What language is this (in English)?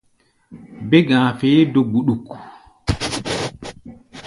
Gbaya